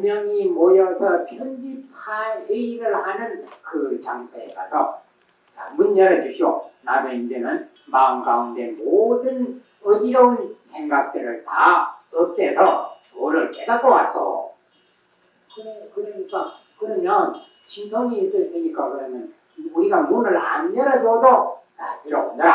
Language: Korean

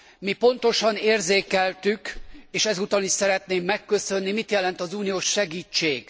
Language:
Hungarian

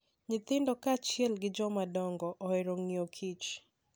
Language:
Luo (Kenya and Tanzania)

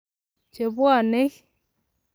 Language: Kalenjin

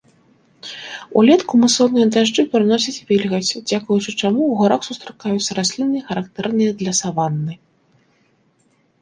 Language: Belarusian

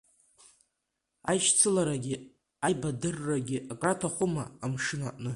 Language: Abkhazian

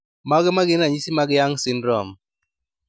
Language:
Luo (Kenya and Tanzania)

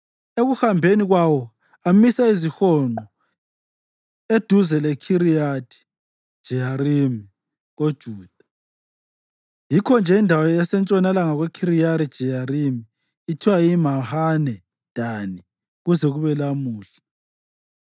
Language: North Ndebele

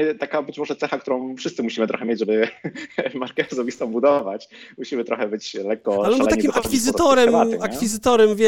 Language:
Polish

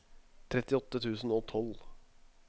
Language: Norwegian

